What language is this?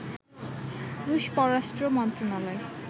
Bangla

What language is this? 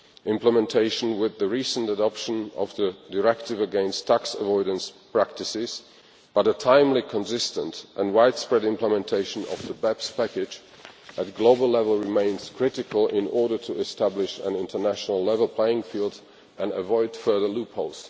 English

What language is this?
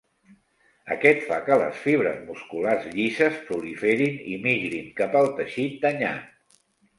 Catalan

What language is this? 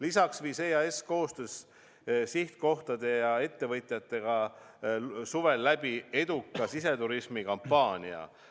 Estonian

